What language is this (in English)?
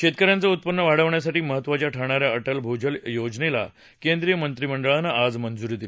Marathi